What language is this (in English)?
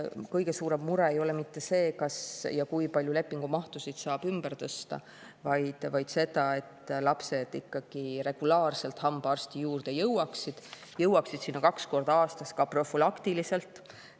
Estonian